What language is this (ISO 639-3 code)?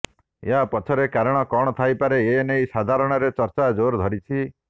ori